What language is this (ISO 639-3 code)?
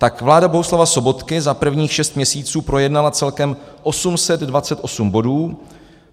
ces